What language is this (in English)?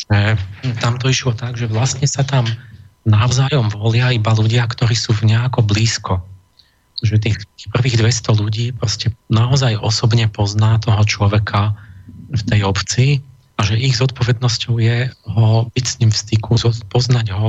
Slovak